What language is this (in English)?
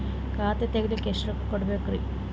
Kannada